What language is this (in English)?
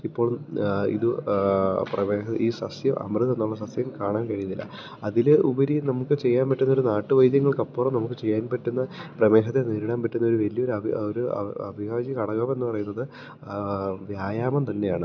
Malayalam